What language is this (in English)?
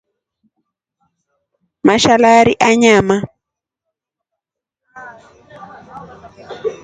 Rombo